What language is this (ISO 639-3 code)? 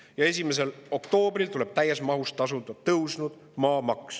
est